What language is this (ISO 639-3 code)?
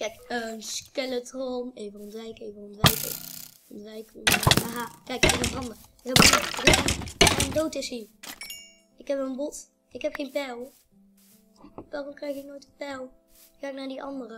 nld